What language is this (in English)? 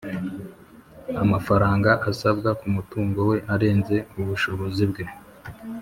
Kinyarwanda